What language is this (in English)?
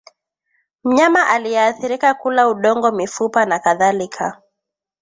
Swahili